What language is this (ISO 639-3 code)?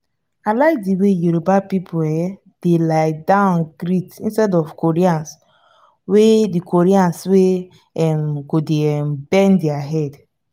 pcm